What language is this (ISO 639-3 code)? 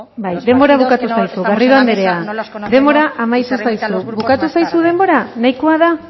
eus